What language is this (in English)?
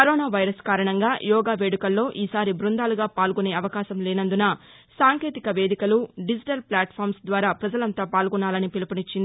Telugu